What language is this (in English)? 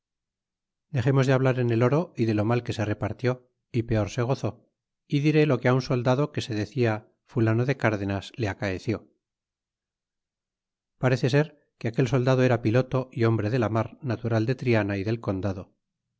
Spanish